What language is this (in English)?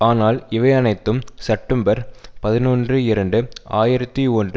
Tamil